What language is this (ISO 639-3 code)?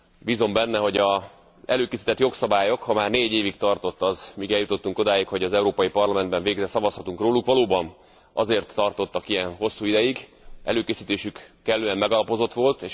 hun